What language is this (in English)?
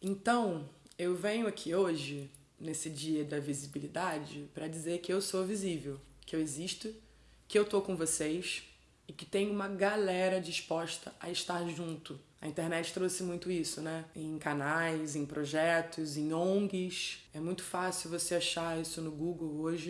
Portuguese